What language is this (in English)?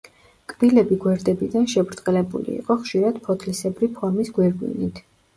Georgian